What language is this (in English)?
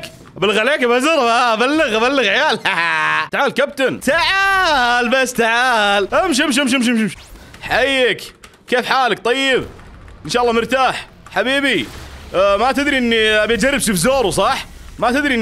Arabic